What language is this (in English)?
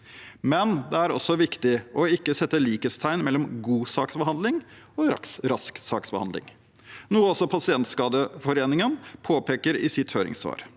Norwegian